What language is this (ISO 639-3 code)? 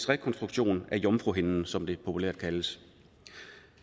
dan